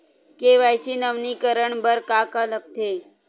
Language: Chhattisgarhi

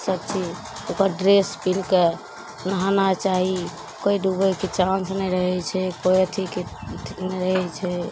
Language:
Maithili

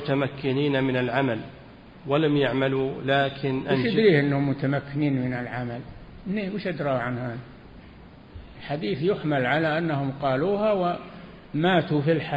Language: Arabic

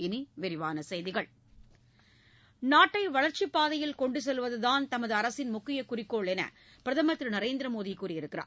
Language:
Tamil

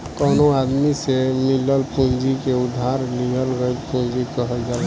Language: Bhojpuri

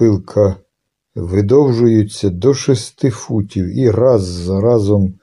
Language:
Ukrainian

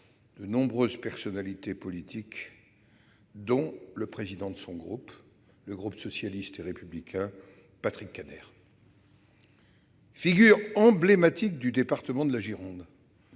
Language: French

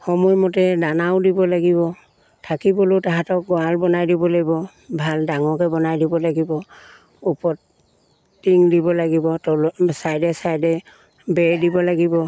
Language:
Assamese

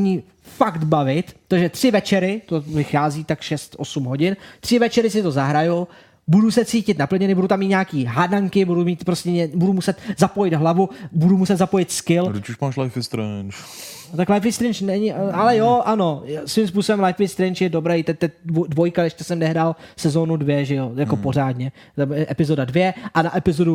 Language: Czech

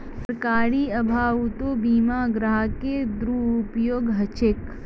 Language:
Magahi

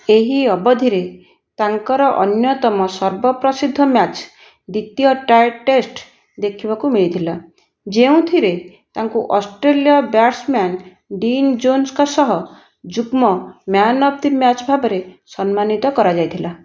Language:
Odia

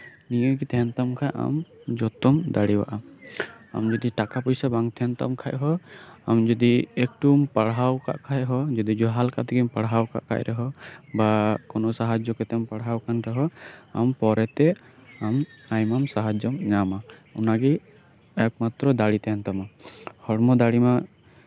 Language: Santali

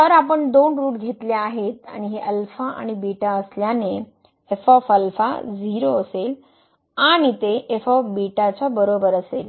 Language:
Marathi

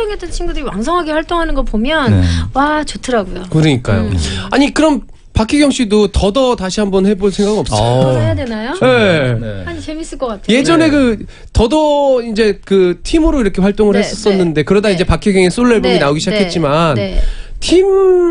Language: Korean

